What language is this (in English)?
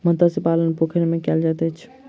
Maithili